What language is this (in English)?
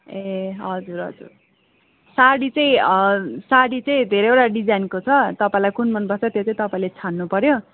Nepali